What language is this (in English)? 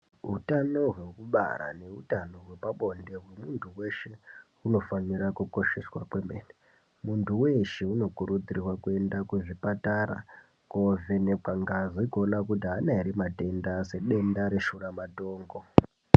Ndau